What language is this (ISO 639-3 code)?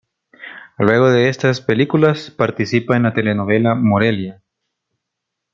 spa